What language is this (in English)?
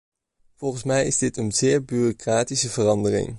Dutch